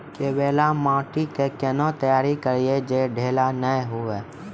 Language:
Maithili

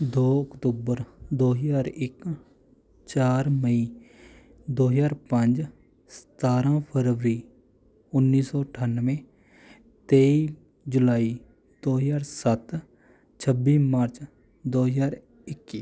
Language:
Punjabi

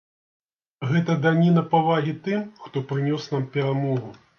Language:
Belarusian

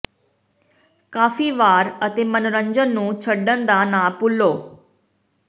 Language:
Punjabi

